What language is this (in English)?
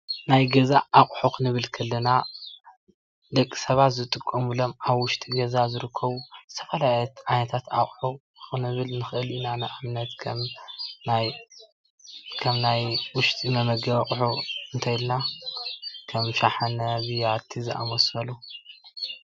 Tigrinya